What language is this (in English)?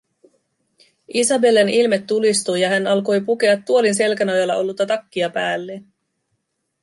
Finnish